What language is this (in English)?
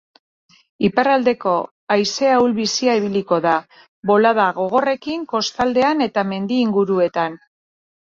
Basque